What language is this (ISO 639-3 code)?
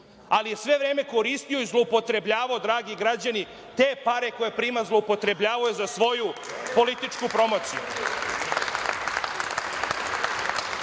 srp